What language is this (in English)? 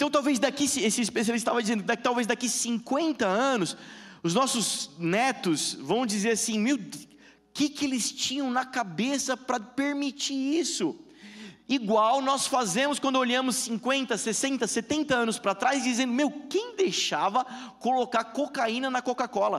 Portuguese